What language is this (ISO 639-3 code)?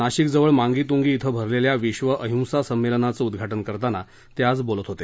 mar